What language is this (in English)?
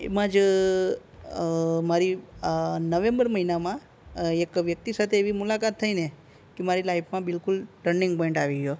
Gujarati